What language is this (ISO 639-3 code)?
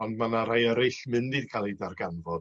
cym